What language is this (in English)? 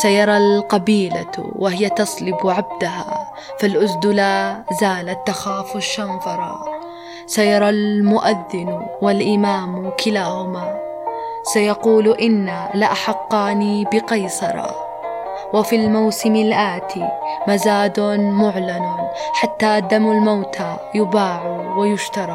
Arabic